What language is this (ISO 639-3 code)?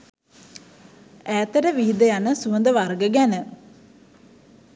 sin